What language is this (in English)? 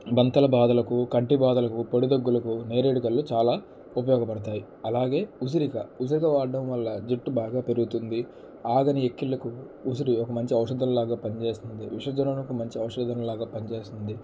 Telugu